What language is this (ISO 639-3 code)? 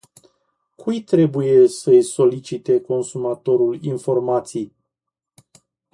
ron